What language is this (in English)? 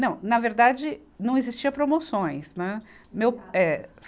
Portuguese